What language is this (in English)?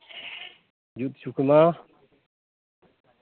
Santali